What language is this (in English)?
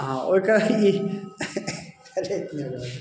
Maithili